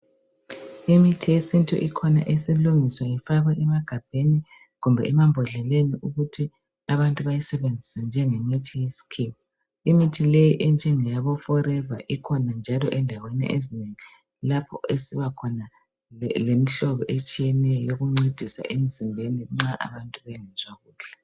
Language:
North Ndebele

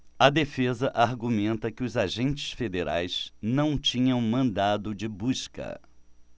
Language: Portuguese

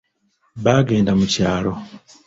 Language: Ganda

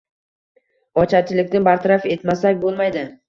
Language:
Uzbek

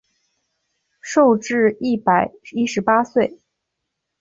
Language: Chinese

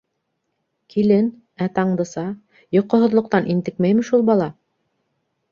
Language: Bashkir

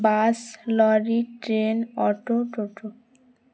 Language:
Bangla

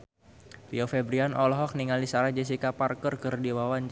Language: Sundanese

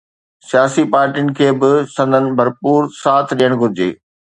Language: Sindhi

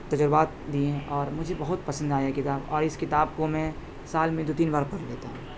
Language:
Urdu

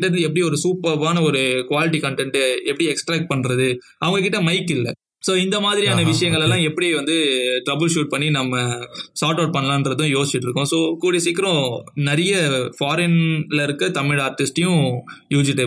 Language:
Tamil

